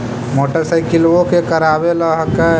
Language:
Magahi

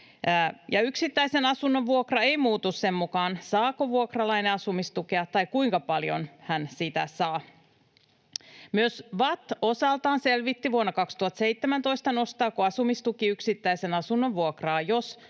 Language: Finnish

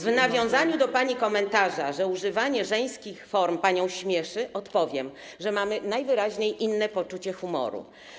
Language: Polish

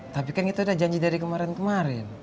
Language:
Indonesian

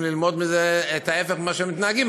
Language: Hebrew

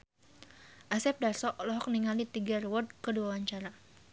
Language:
Sundanese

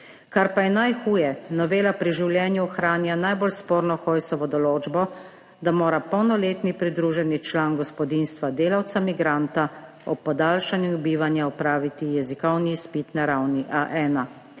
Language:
Slovenian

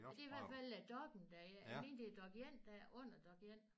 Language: Danish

